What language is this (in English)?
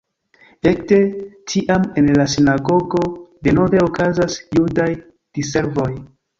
Esperanto